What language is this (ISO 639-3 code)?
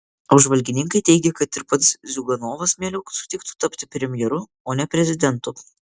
lit